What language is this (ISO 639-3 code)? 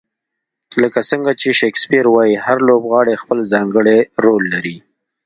pus